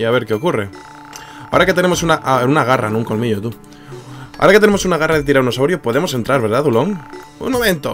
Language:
Spanish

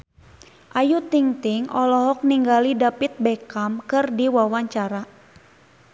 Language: Sundanese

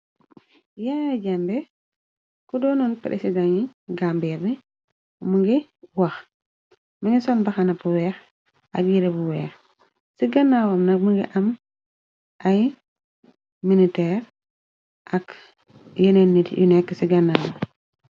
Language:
Wolof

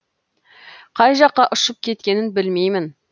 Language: Kazakh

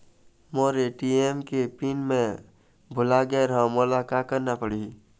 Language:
Chhattisgarhi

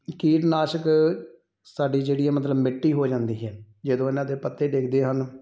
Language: Punjabi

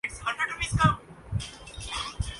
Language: Urdu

